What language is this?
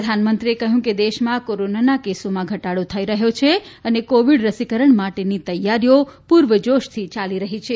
Gujarati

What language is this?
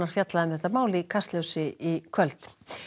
Icelandic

